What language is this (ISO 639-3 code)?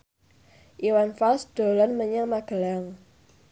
jav